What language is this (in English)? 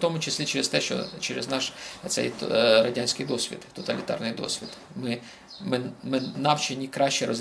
Ukrainian